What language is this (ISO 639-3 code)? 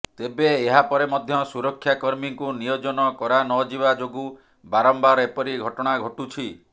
ori